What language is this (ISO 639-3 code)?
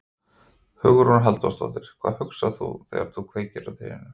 isl